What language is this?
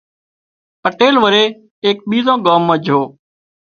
Wadiyara Koli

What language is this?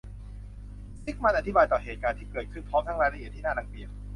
Thai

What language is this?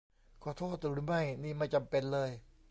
Thai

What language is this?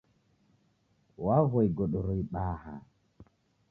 Taita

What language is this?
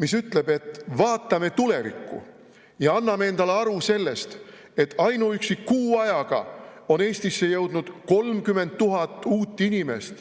Estonian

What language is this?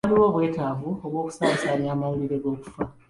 Ganda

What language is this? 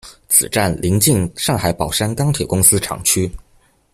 Chinese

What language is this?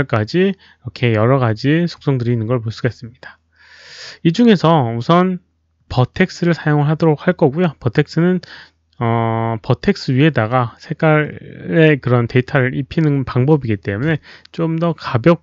Korean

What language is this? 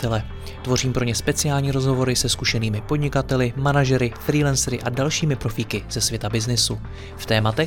Czech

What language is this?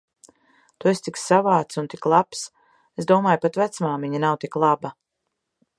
Latvian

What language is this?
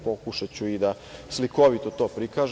Serbian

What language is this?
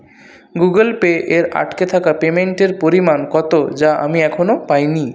Bangla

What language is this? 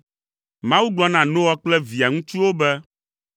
Ewe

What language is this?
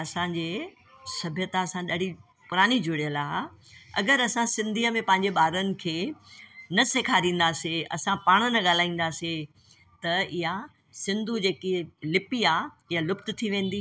Sindhi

